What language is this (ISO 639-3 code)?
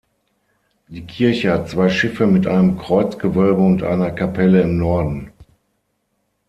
deu